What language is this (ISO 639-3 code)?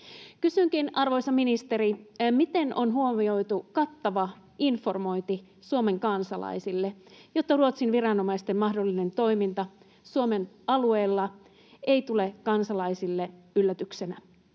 fin